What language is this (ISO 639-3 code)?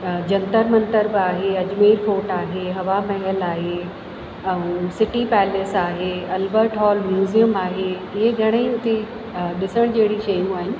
snd